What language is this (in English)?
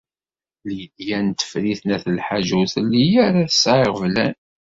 Kabyle